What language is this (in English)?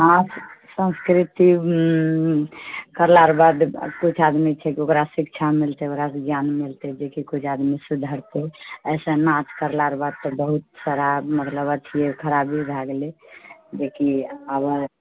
Maithili